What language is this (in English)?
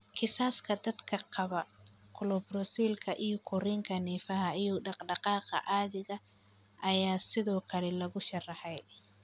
Somali